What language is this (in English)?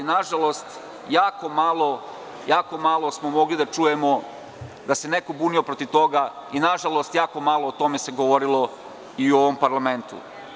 Serbian